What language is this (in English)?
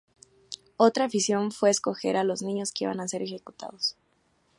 Spanish